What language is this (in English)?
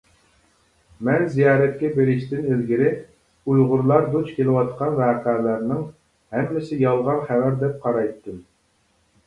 Uyghur